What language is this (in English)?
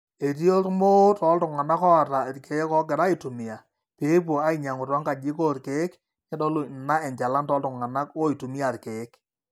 Masai